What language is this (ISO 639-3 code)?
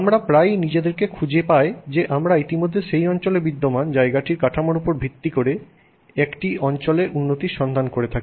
ben